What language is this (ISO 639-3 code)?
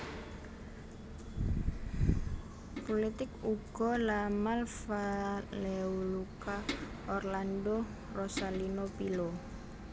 jav